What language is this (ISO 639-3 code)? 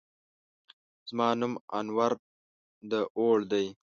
pus